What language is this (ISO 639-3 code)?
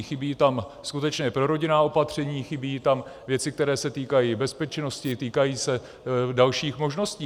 ces